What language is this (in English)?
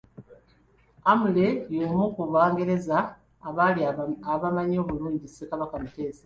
Ganda